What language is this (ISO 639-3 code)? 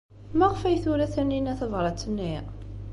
kab